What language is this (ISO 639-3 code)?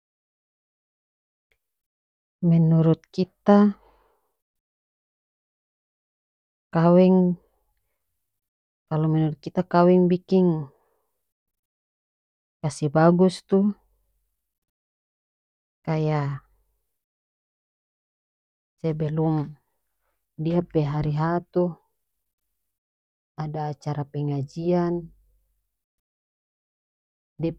max